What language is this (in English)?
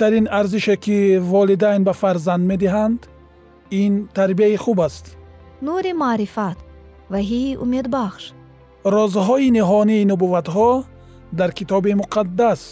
Persian